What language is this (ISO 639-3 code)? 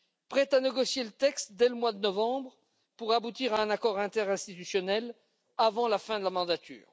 fra